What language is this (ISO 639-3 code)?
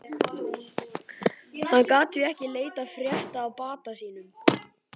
isl